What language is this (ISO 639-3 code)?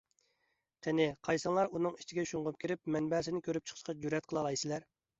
uig